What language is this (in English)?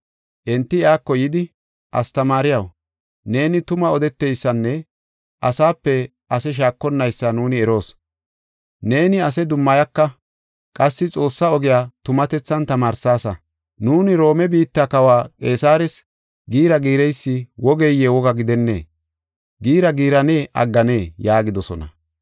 Gofa